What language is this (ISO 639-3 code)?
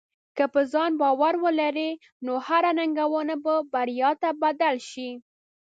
pus